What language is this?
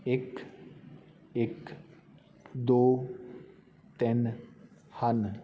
Punjabi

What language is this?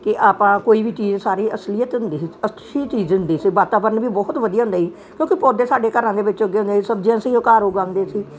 Punjabi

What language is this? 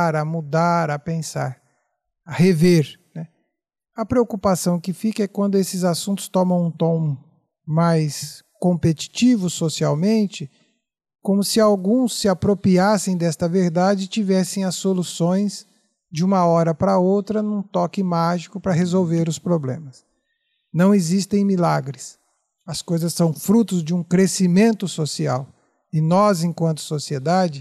Portuguese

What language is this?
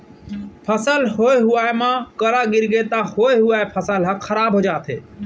Chhattisgarhi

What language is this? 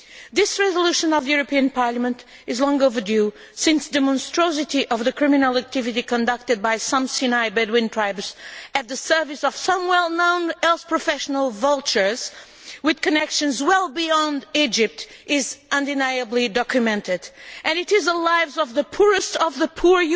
English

